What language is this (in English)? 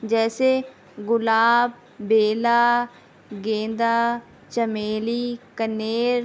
Urdu